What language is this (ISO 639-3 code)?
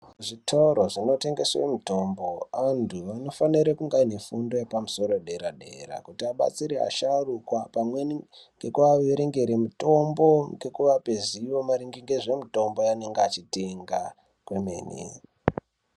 ndc